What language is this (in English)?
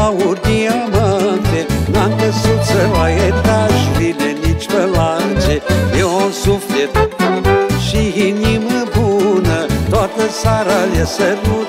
Romanian